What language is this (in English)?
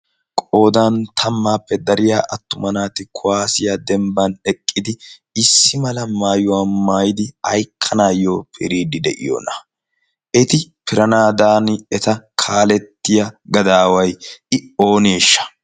Wolaytta